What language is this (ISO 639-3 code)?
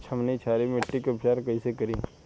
bho